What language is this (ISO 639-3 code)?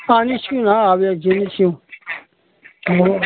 nep